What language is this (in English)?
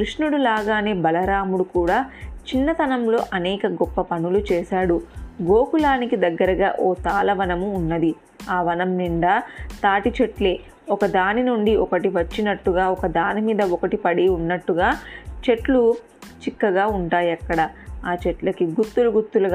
Telugu